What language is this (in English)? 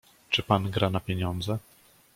Polish